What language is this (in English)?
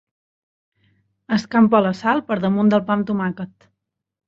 Catalan